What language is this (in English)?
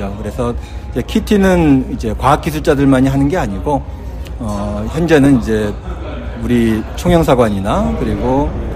Korean